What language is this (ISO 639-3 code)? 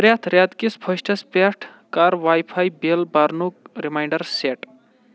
kas